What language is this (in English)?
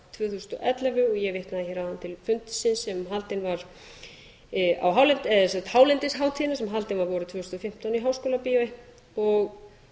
Icelandic